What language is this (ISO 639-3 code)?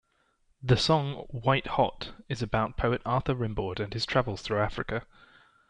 eng